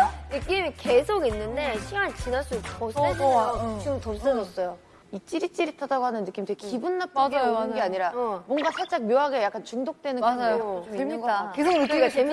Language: Korean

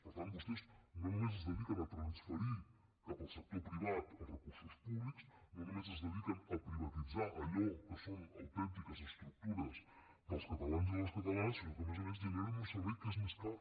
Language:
Catalan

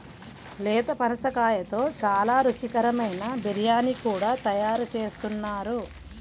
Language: Telugu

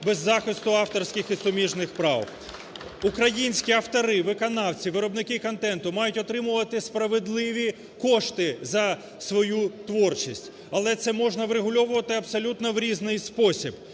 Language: Ukrainian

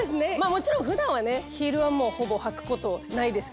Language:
Japanese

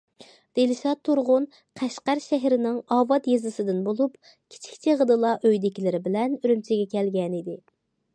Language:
Uyghur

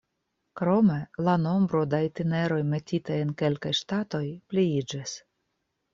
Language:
Esperanto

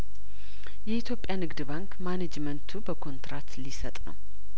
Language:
Amharic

